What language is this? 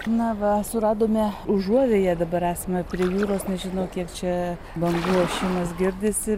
Lithuanian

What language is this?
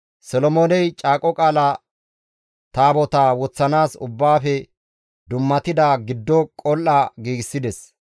Gamo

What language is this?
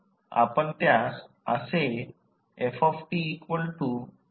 Marathi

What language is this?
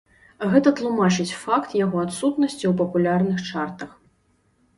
Belarusian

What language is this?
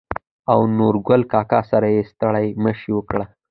Pashto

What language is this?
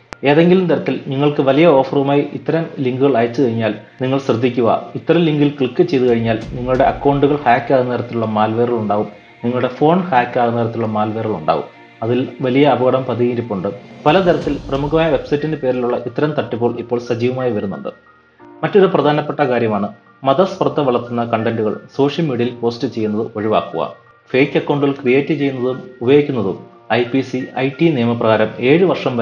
Malayalam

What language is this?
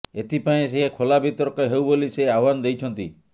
Odia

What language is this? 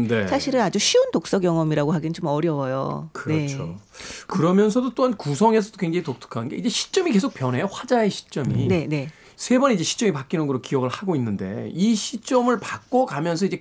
Korean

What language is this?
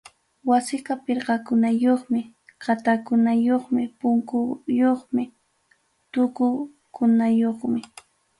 Ayacucho Quechua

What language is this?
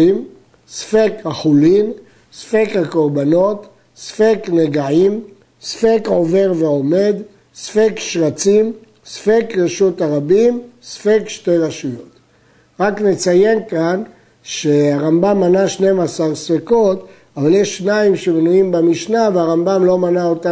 Hebrew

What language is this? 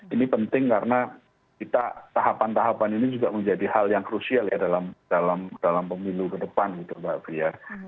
Indonesian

